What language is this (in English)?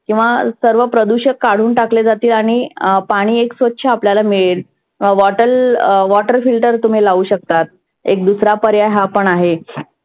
Marathi